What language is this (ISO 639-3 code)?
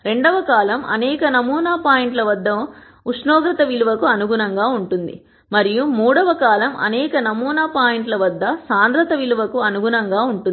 tel